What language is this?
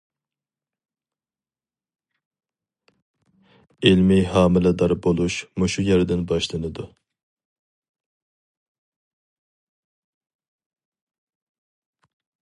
Uyghur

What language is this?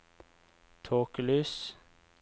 Norwegian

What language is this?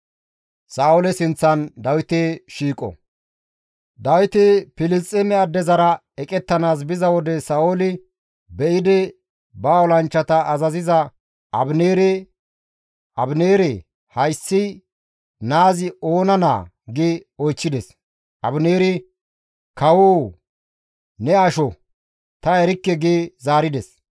Gamo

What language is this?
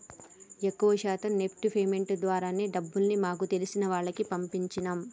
Telugu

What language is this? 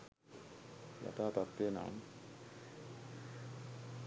Sinhala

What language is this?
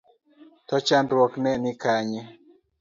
Luo (Kenya and Tanzania)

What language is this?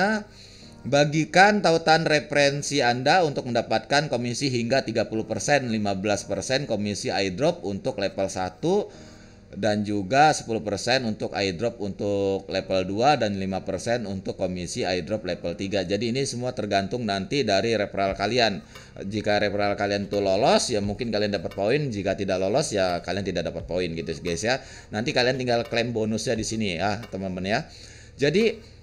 Indonesian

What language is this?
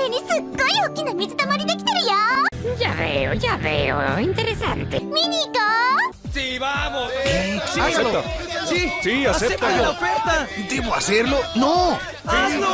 Spanish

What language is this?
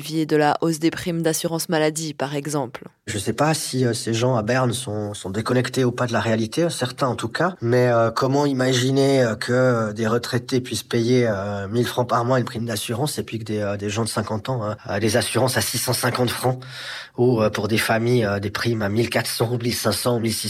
French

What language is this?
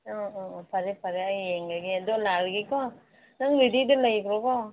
Manipuri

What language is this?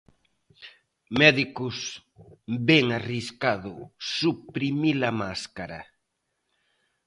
Galician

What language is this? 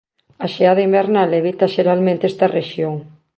Galician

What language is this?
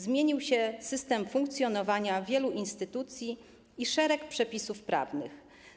Polish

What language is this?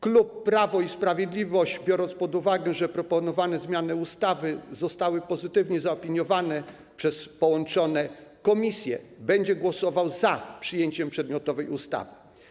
Polish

